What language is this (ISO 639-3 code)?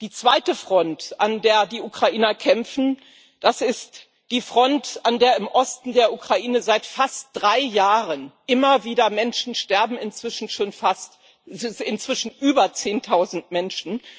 deu